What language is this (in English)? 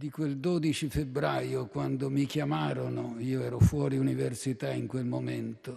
Italian